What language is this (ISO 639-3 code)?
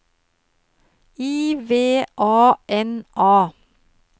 nor